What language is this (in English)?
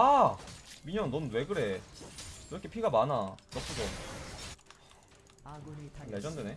Korean